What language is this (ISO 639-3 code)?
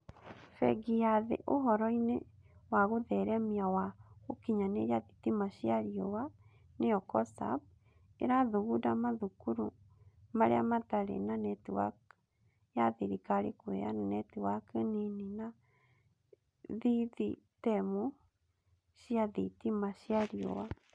kik